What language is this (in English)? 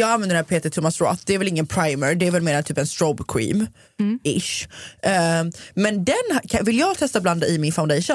Swedish